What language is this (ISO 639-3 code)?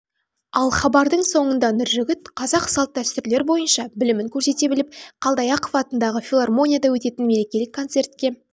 kaz